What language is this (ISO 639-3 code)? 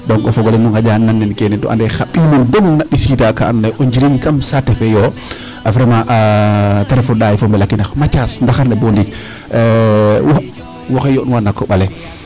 srr